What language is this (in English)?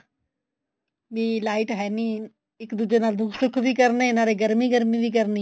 Punjabi